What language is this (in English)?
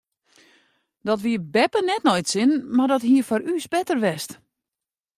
Western Frisian